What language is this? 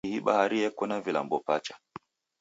Taita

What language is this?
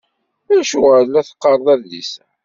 Kabyle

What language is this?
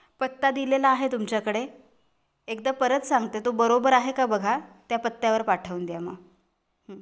Marathi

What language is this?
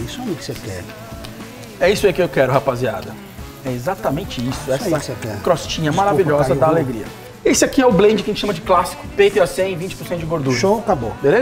Portuguese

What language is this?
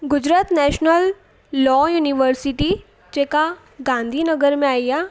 Sindhi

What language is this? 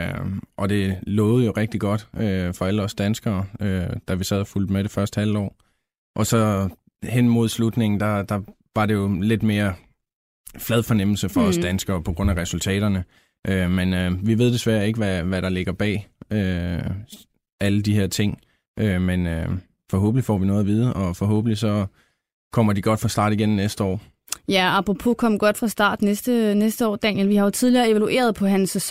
Danish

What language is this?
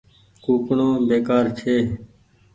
Goaria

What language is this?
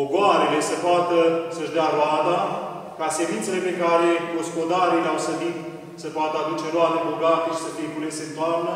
Romanian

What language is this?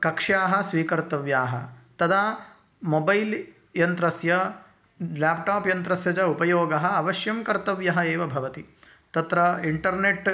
Sanskrit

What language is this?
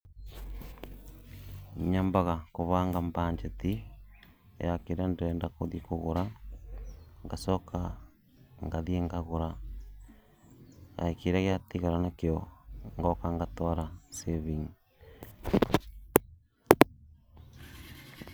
Kikuyu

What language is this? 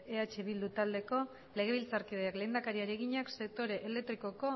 Basque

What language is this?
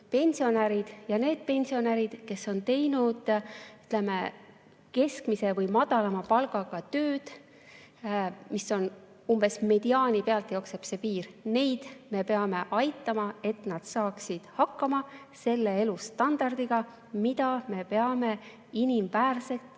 Estonian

